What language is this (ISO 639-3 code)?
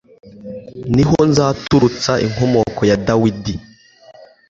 kin